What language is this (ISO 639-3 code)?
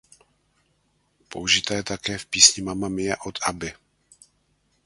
ces